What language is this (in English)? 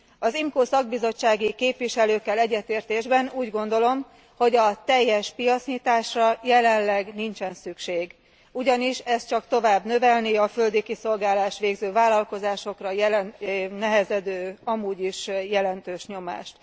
Hungarian